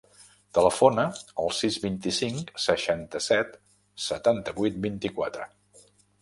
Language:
Catalan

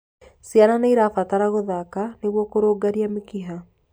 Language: Kikuyu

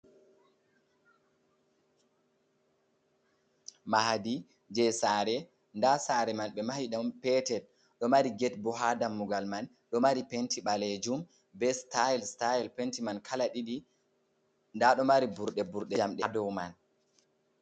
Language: Fula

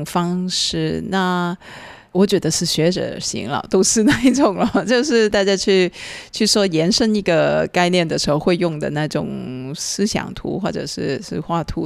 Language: Chinese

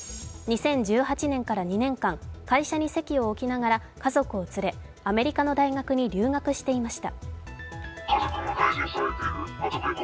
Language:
Japanese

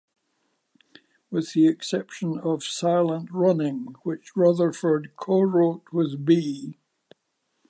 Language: English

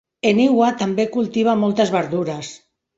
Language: Catalan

